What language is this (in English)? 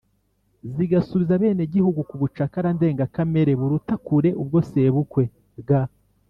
Kinyarwanda